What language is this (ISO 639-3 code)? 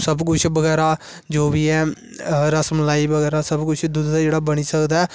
doi